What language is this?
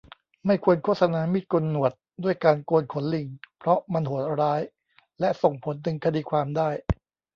Thai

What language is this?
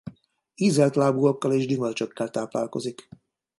Hungarian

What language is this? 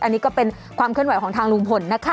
Thai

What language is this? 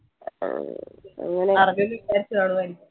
Malayalam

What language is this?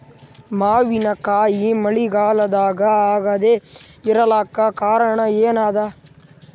Kannada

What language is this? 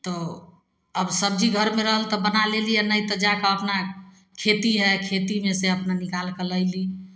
Maithili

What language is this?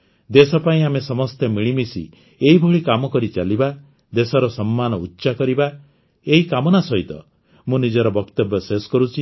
Odia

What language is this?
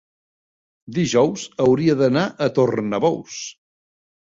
Catalan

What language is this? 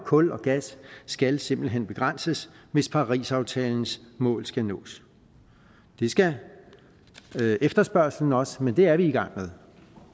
Danish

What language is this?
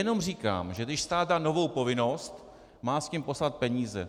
Czech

